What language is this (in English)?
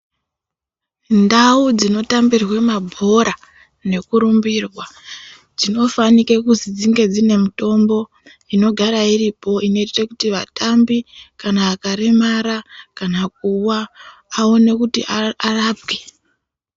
Ndau